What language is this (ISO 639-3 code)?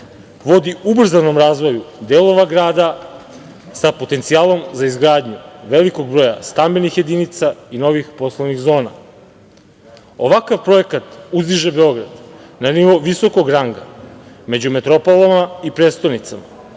srp